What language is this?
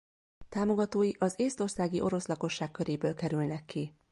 Hungarian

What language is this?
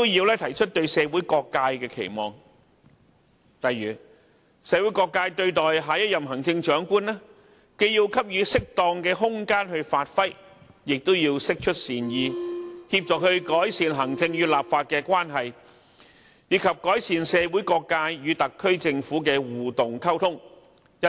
Cantonese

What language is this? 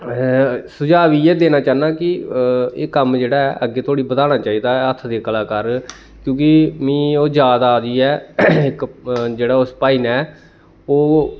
Dogri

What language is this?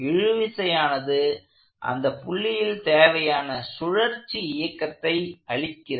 Tamil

